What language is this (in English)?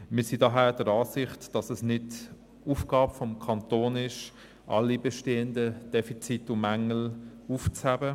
Swiss German